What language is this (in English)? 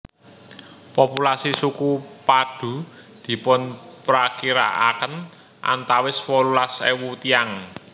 Javanese